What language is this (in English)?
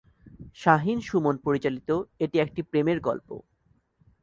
Bangla